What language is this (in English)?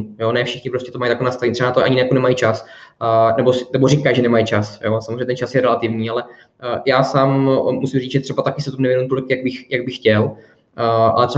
Czech